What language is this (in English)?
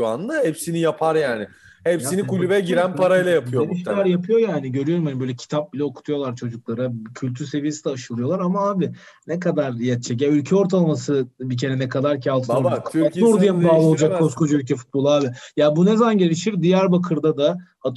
Turkish